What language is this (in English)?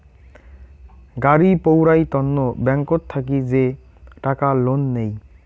Bangla